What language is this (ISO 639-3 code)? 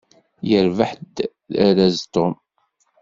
kab